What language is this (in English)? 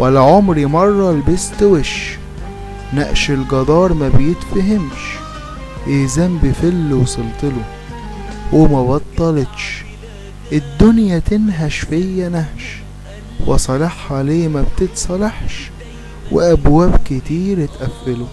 Arabic